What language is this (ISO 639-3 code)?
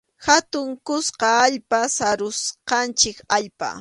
qxu